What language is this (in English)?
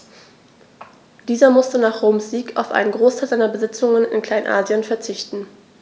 German